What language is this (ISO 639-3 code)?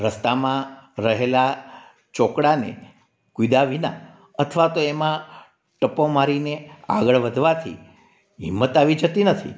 guj